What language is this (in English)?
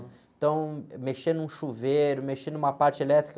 Portuguese